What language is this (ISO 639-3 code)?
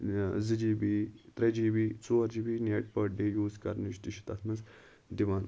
kas